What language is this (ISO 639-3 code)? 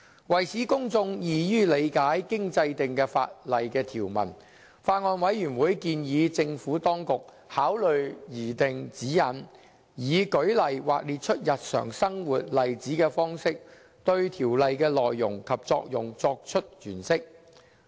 yue